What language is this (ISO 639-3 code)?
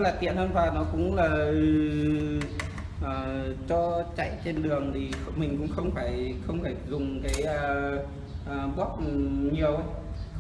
vie